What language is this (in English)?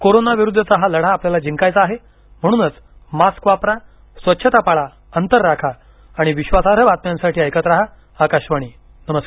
Marathi